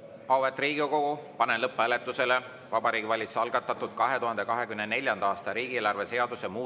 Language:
Estonian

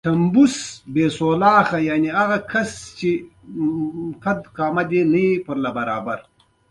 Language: Pashto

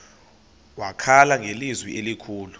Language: Xhosa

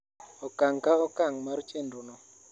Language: Luo (Kenya and Tanzania)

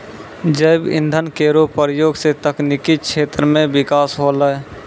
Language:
Maithili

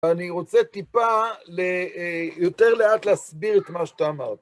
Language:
Hebrew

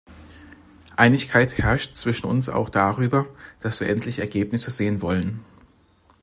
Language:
German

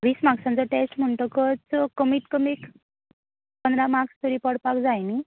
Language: Konkani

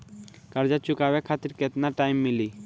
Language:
Bhojpuri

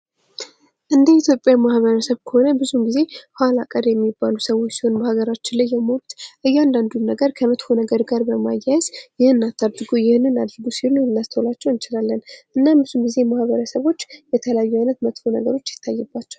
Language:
Amharic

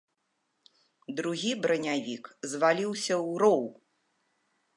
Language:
Belarusian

